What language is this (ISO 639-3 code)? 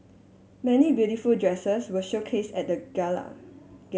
eng